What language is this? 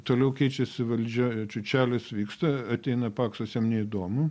Lithuanian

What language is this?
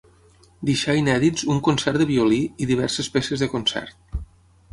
Catalan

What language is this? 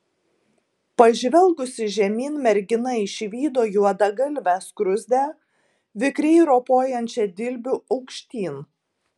Lithuanian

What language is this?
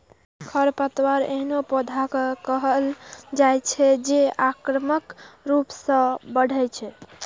Maithili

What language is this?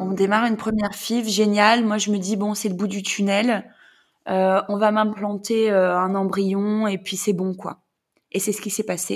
French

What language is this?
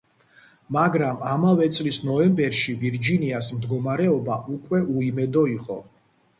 Georgian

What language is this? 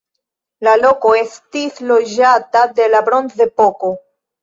Esperanto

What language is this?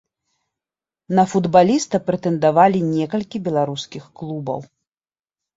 Belarusian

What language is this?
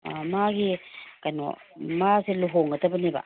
Manipuri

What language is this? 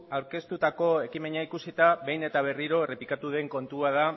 Basque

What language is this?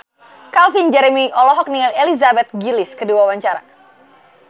Sundanese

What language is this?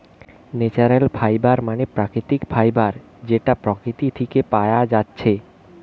Bangla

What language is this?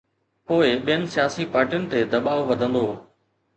Sindhi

